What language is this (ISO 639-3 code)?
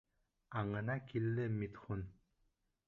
bak